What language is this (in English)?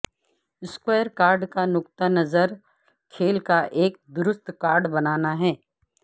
Urdu